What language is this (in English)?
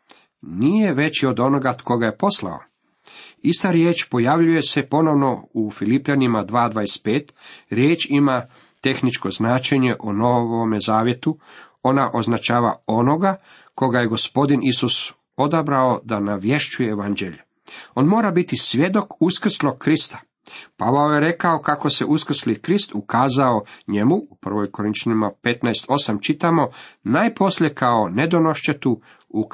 Croatian